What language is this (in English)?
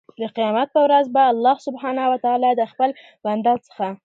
Pashto